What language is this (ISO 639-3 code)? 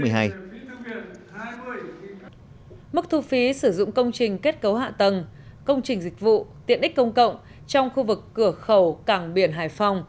vie